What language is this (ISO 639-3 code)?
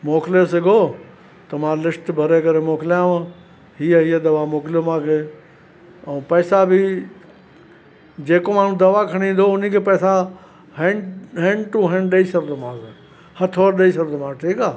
snd